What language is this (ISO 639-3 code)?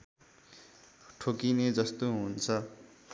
nep